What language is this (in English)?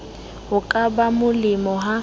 Southern Sotho